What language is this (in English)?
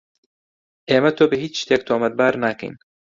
Central Kurdish